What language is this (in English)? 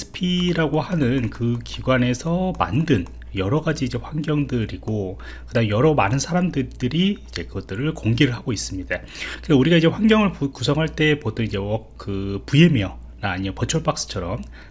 Korean